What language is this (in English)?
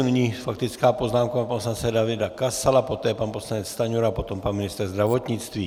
Czech